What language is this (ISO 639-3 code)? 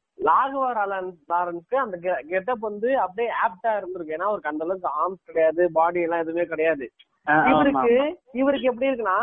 tam